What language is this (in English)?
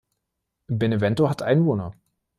German